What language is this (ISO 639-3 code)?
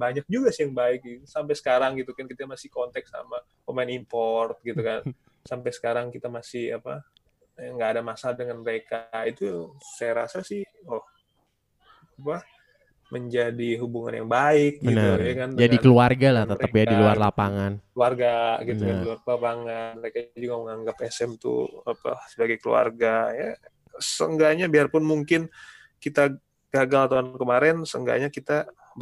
ind